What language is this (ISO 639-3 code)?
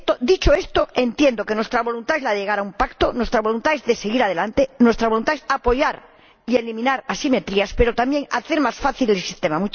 spa